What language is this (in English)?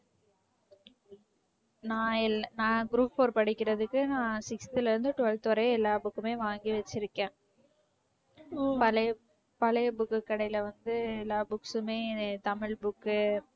Tamil